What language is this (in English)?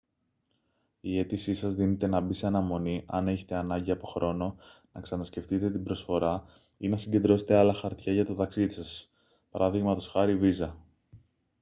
Greek